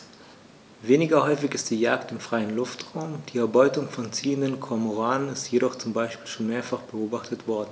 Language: German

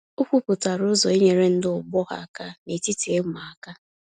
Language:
Igbo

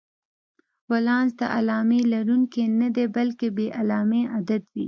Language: Pashto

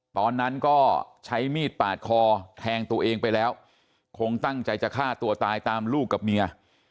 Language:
Thai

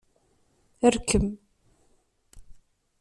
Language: Kabyle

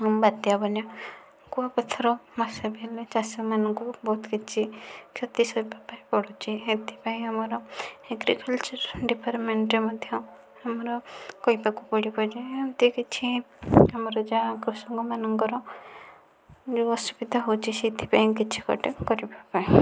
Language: Odia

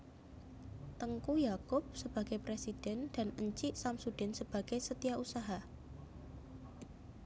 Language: Javanese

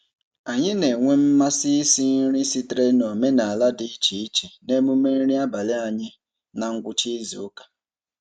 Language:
Igbo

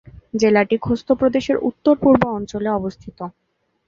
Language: Bangla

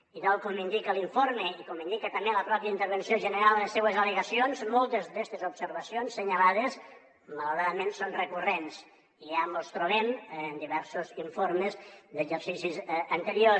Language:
Catalan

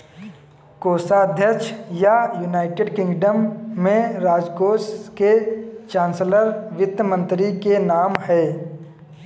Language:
Hindi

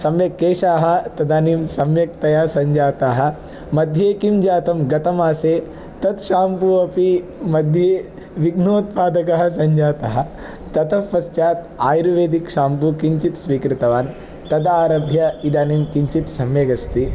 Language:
Sanskrit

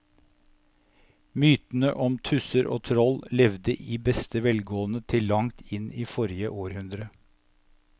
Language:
Norwegian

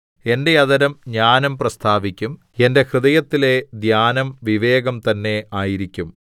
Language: Malayalam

